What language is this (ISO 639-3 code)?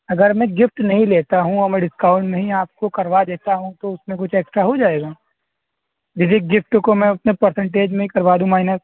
urd